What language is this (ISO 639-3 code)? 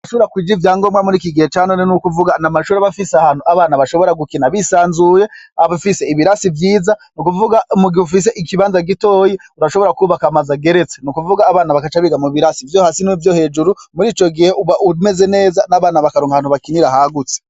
run